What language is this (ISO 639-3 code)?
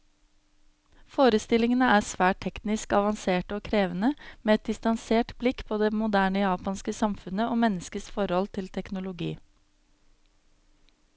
nor